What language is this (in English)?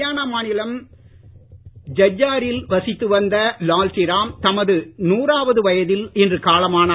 Tamil